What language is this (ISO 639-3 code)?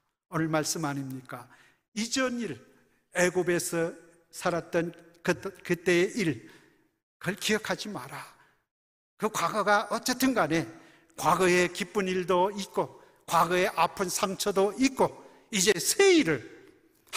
kor